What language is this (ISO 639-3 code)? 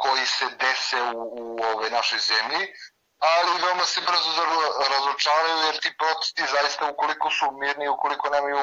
hrv